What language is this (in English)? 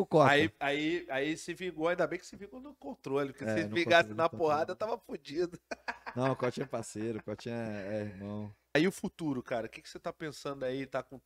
Portuguese